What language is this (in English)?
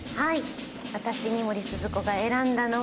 Japanese